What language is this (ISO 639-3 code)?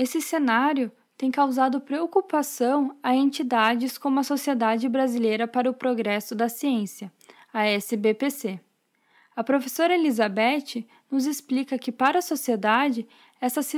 por